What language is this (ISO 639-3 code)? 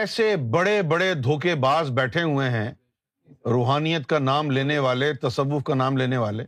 urd